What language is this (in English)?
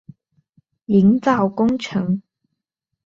Chinese